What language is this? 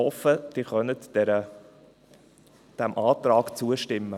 Swiss German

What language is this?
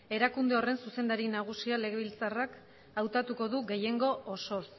Basque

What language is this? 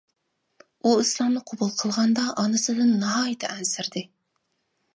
Uyghur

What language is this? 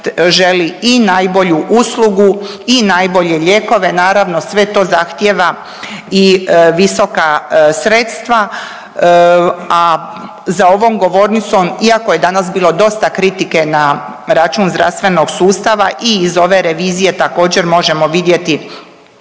Croatian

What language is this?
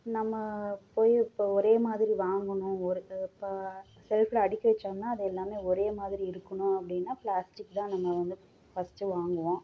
Tamil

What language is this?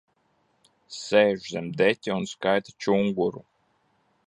Latvian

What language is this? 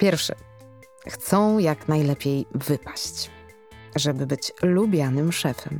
Polish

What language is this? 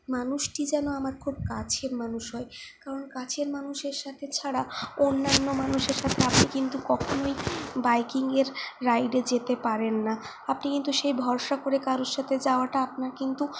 Bangla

